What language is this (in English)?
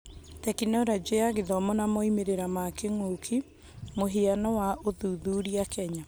Kikuyu